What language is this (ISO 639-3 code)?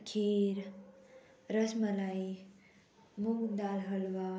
kok